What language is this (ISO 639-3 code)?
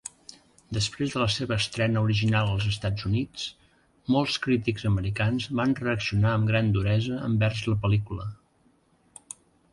cat